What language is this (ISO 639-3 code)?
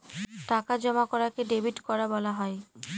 ben